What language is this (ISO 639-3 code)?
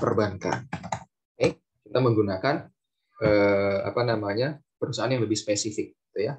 ind